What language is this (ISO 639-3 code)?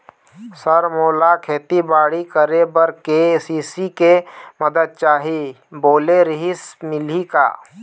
hne